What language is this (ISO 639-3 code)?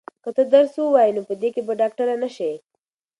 pus